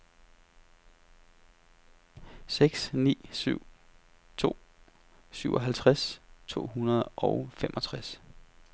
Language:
Danish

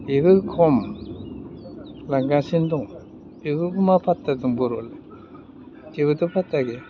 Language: Bodo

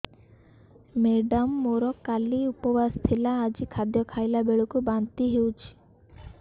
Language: Odia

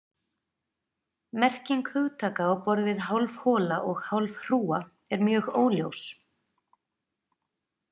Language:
Icelandic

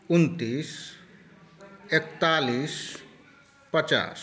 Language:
Maithili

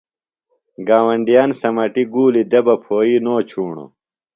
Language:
Phalura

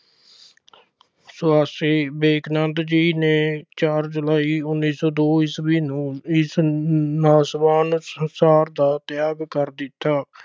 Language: Punjabi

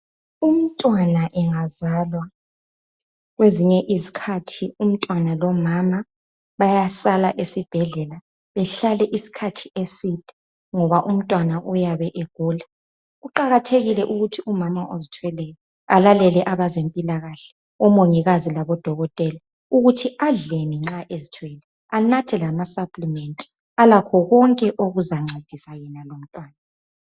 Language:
North Ndebele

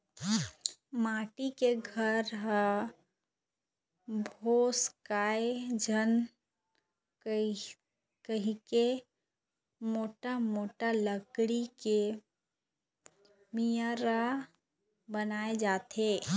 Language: Chhattisgarhi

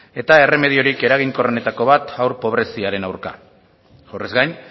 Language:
Basque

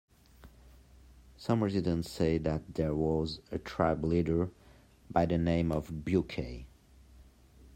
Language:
English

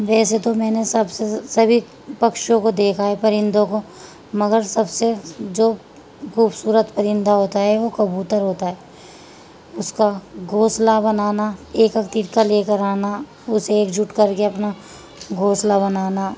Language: Urdu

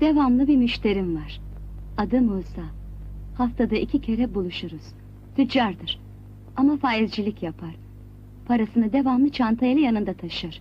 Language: Turkish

